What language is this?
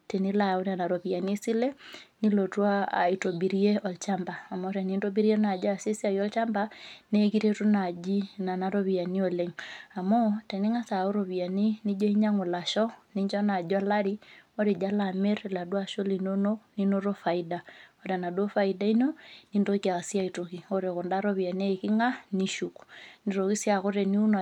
Masai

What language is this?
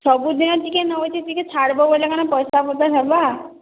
Odia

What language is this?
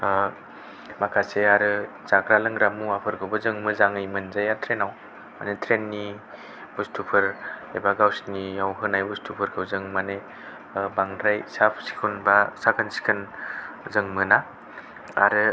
Bodo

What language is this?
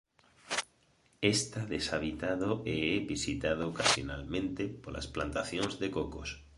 Galician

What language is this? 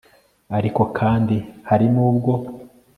Kinyarwanda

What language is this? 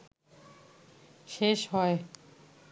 Bangla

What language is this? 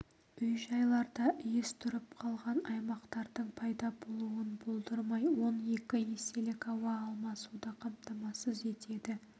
Kazakh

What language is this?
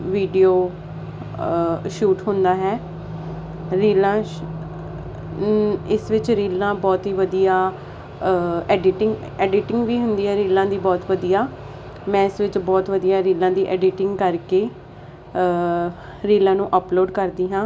Punjabi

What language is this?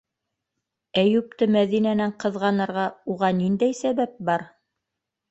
Bashkir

